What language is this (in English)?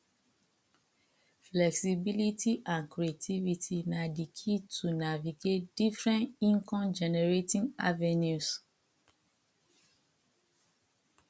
Nigerian Pidgin